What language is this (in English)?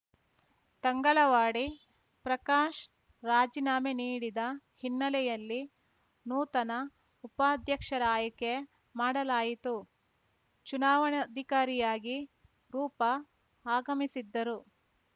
Kannada